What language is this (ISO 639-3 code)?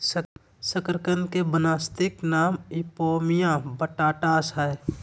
mag